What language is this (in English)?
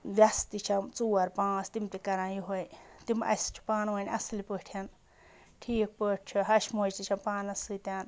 Kashmiri